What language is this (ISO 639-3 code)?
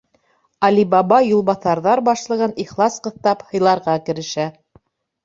bak